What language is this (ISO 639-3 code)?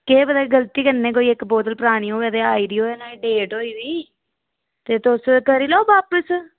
doi